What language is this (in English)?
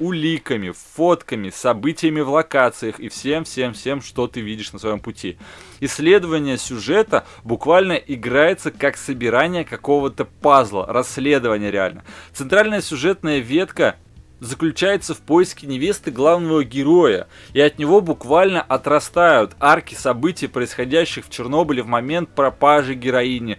Russian